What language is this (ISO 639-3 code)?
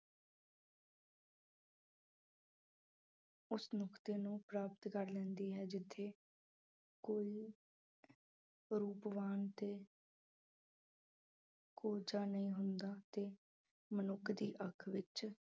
pan